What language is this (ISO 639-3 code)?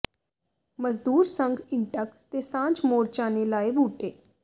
pan